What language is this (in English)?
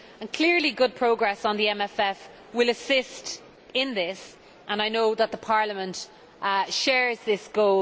English